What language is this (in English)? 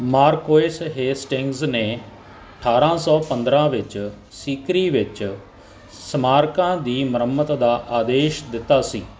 Punjabi